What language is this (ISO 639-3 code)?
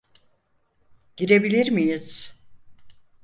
tur